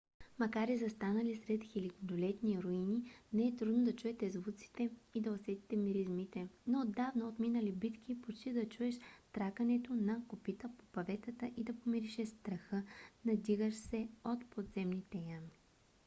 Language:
Bulgarian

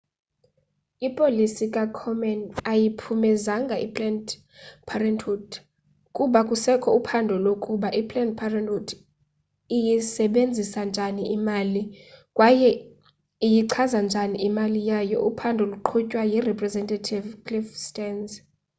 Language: Xhosa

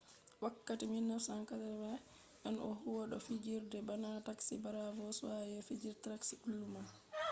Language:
Fula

